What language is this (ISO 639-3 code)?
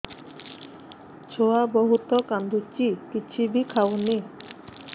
ori